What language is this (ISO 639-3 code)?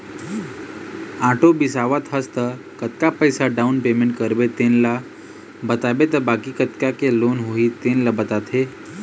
hne